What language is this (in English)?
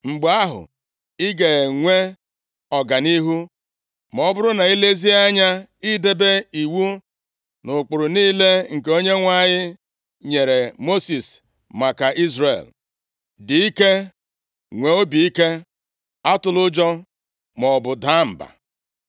Igbo